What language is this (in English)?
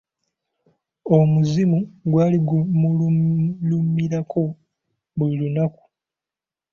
Ganda